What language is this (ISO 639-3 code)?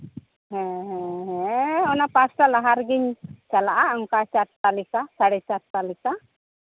sat